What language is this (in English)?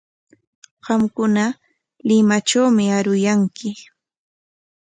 Corongo Ancash Quechua